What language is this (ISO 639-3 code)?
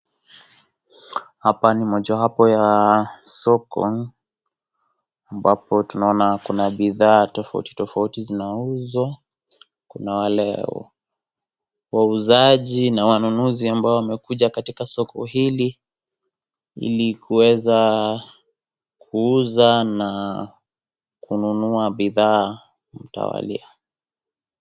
swa